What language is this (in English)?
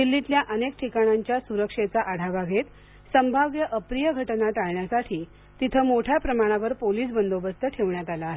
Marathi